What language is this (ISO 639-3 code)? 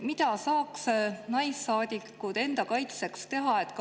est